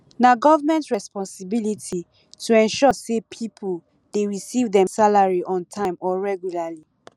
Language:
Nigerian Pidgin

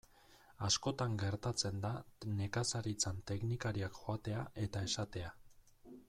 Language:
Basque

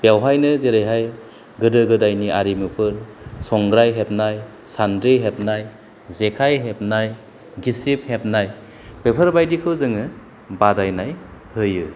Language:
Bodo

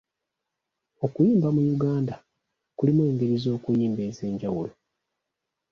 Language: Ganda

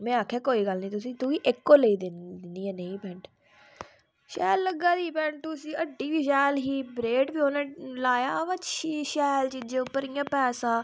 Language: Dogri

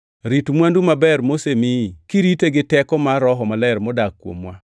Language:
Luo (Kenya and Tanzania)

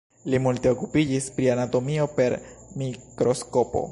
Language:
Esperanto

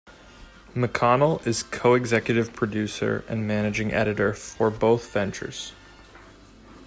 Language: English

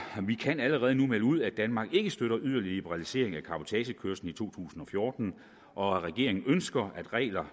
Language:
Danish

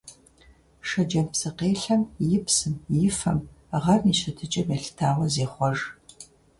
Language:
Kabardian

